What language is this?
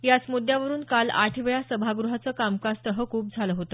Marathi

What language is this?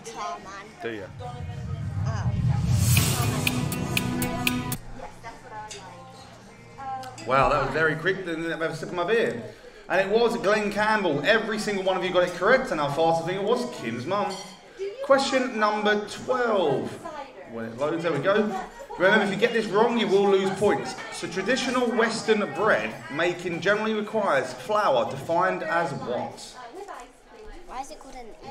English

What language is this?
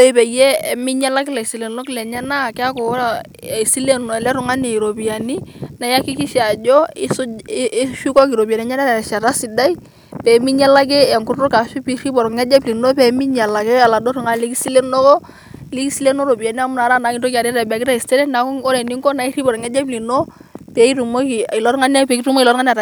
Masai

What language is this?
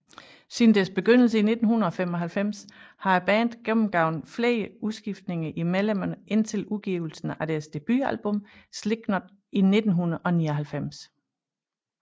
Danish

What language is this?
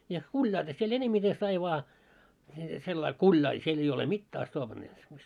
Finnish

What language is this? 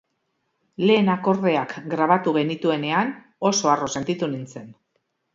Basque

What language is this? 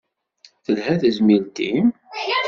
Kabyle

